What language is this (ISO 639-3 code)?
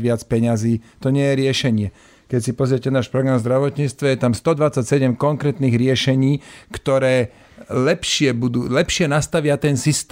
slk